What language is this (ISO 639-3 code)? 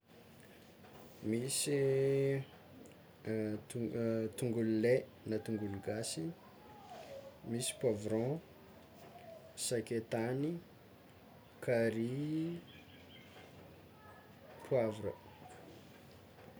xmw